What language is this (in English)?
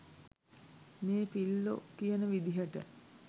Sinhala